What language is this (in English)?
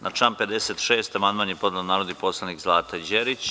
Serbian